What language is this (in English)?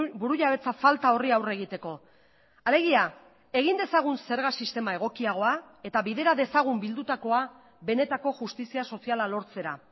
Basque